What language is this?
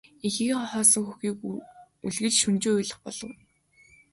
Mongolian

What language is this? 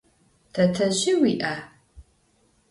Adyghe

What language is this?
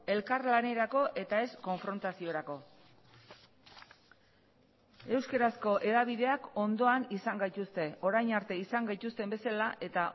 Basque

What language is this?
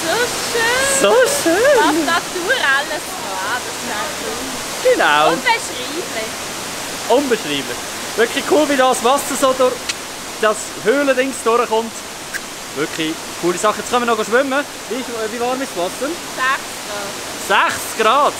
German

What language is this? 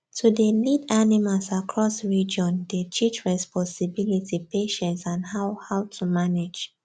Nigerian Pidgin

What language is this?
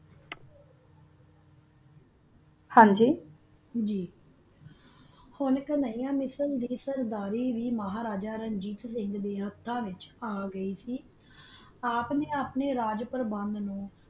Punjabi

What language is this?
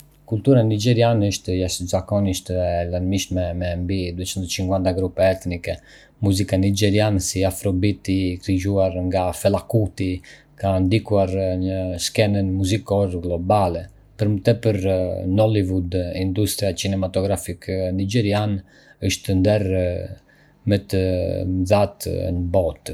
Arbëreshë Albanian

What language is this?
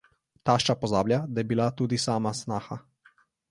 Slovenian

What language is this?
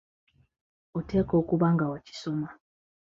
Ganda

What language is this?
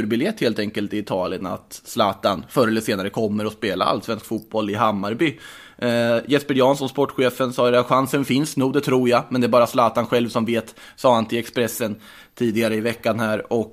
Swedish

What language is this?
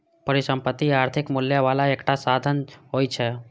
Maithili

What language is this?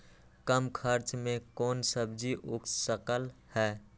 Magahi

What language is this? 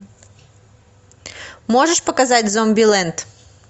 Russian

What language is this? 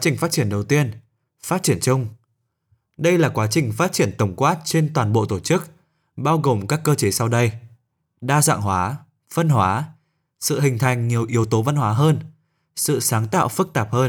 Vietnamese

